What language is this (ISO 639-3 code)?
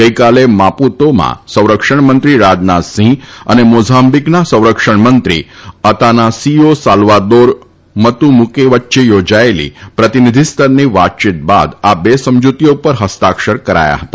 guj